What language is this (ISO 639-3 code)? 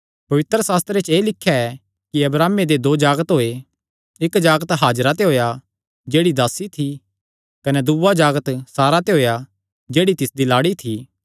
xnr